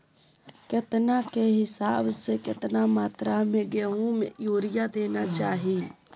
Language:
Magahi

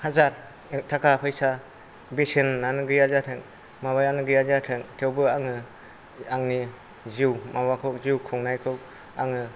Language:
Bodo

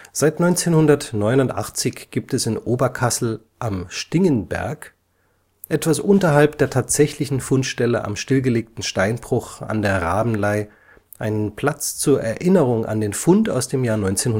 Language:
German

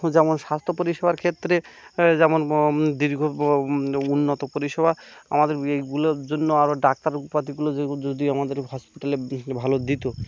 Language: Bangla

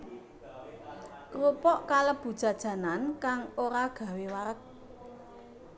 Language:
Javanese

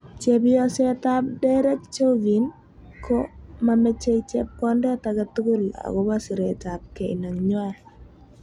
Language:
Kalenjin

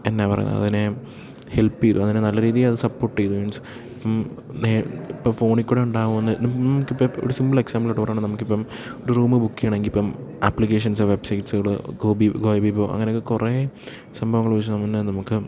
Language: Malayalam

